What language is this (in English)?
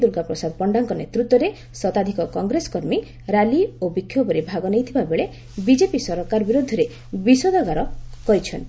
Odia